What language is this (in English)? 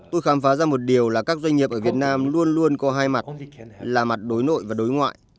Vietnamese